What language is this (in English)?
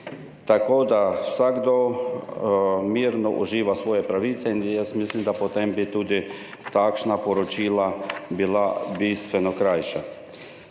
Slovenian